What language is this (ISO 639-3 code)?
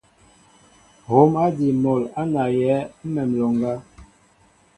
mbo